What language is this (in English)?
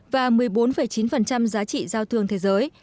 Vietnamese